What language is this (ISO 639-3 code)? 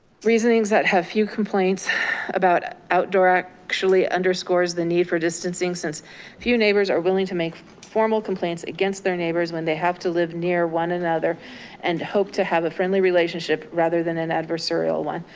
eng